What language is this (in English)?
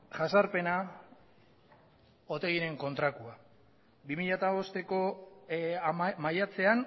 Basque